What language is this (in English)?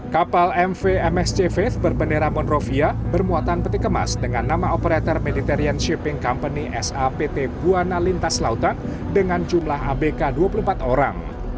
Indonesian